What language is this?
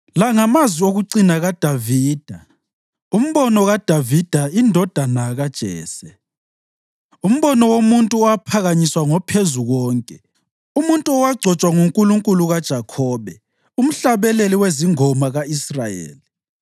North Ndebele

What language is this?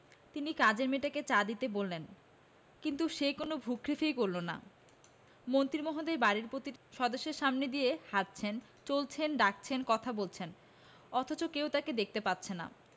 Bangla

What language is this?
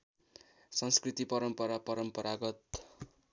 Nepali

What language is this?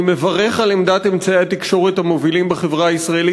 Hebrew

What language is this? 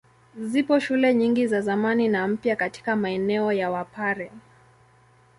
Swahili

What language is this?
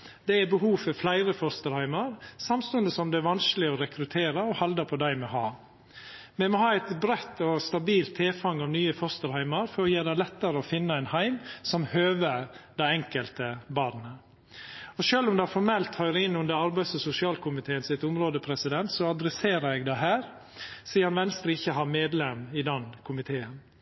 Norwegian Nynorsk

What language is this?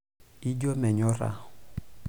Masai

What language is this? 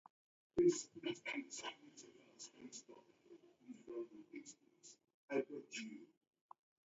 Taita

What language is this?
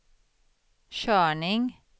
Swedish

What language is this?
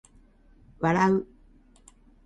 Japanese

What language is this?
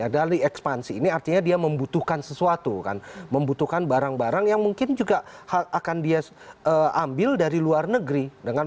Indonesian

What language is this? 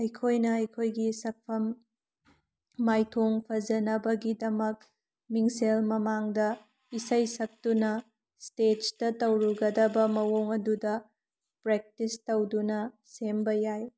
Manipuri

